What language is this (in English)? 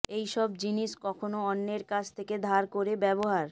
Bangla